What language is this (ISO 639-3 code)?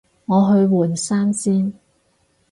yue